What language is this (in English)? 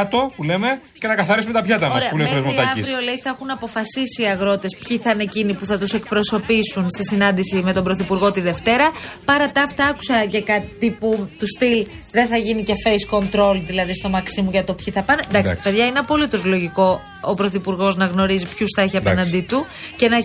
Greek